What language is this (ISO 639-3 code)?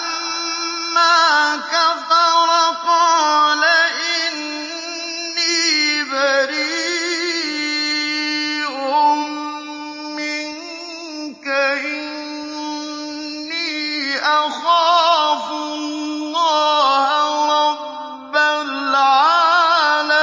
ara